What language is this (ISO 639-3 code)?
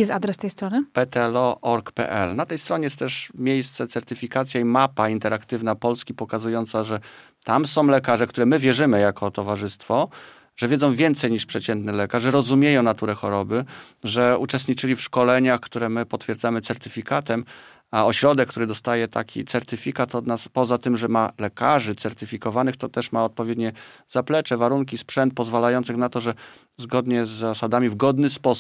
pol